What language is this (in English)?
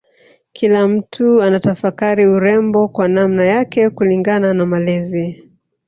Swahili